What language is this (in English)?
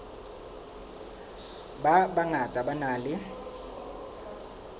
Southern Sotho